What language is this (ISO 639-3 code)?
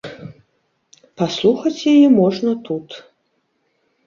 bel